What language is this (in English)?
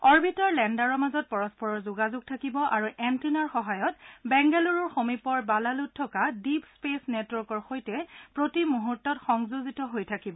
Assamese